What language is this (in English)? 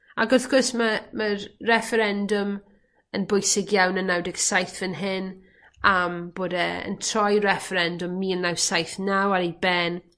Welsh